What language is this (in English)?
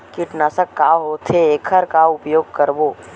Chhattisgarhi